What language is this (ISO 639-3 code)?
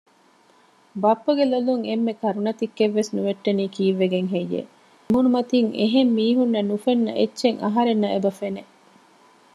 div